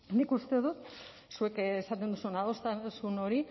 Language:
Basque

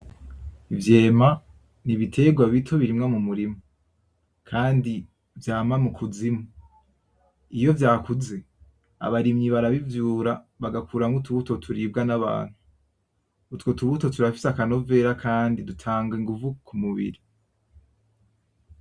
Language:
Rundi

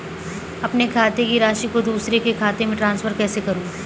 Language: Hindi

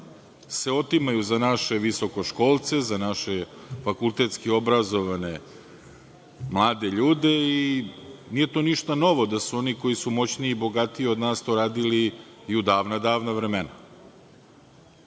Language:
Serbian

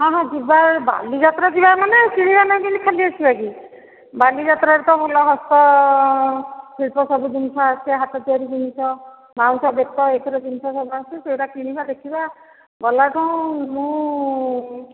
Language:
Odia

